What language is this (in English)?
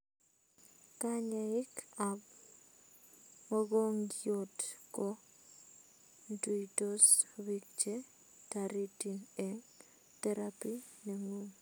Kalenjin